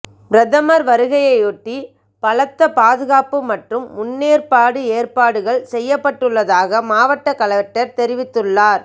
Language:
Tamil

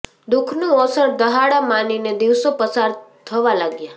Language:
Gujarati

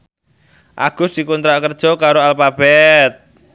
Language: Javanese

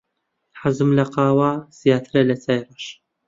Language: Central Kurdish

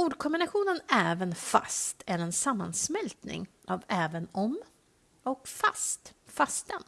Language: Swedish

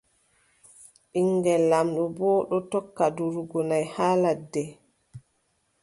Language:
Adamawa Fulfulde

